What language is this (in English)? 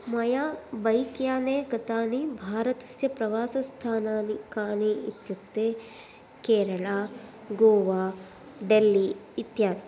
Sanskrit